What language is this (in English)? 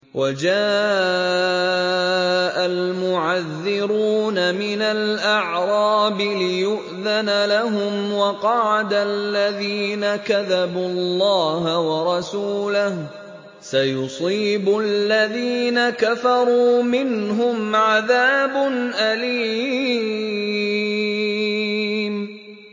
Arabic